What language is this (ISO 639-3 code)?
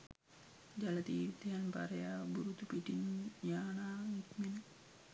sin